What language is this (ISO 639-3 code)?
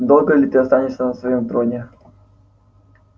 rus